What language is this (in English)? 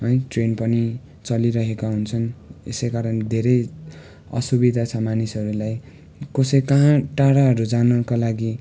Nepali